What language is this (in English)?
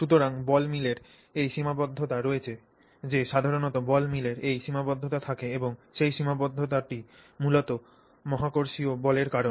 Bangla